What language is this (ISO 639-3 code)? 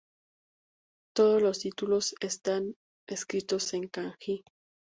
spa